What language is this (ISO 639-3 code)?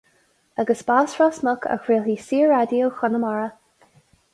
gle